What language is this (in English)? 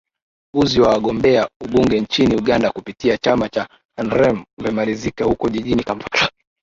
Swahili